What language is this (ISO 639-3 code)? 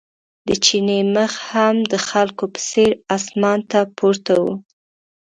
pus